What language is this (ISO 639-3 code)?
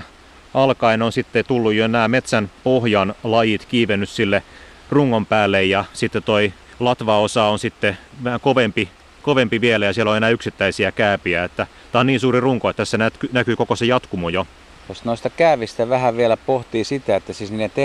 fin